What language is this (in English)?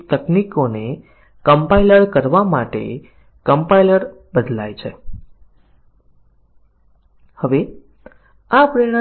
Gujarati